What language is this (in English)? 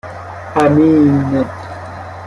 Persian